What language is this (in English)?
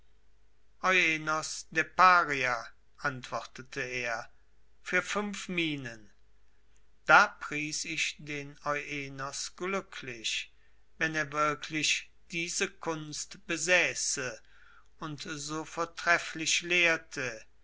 German